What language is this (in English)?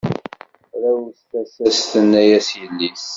Kabyle